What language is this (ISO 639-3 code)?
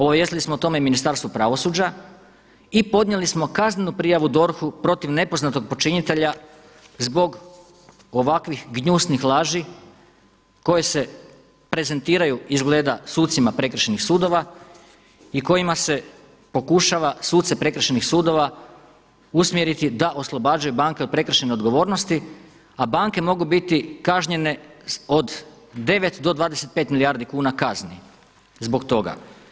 hrv